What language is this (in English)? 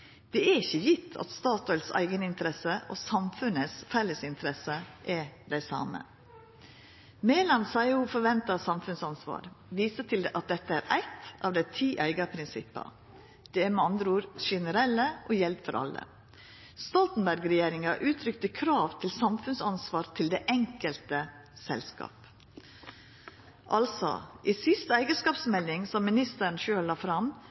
Norwegian Nynorsk